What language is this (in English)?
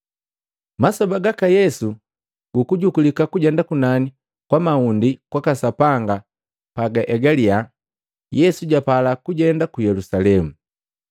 Matengo